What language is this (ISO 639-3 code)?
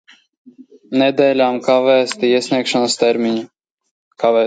lav